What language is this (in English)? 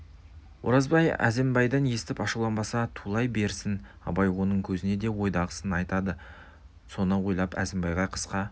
Kazakh